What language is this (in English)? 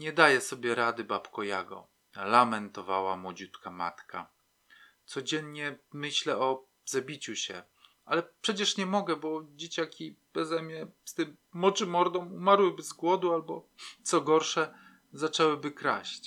Polish